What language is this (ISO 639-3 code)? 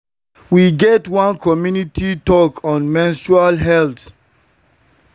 pcm